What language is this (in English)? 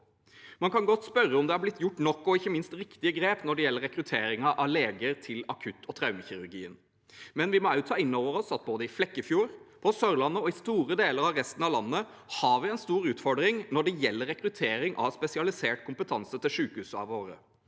Norwegian